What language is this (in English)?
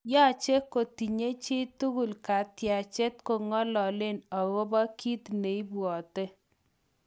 Kalenjin